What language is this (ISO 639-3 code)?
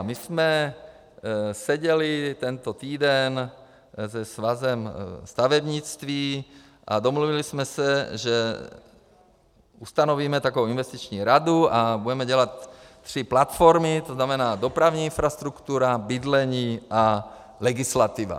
ces